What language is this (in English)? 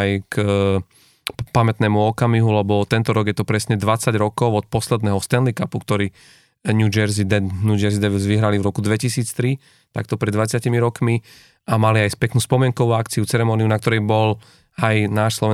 Slovak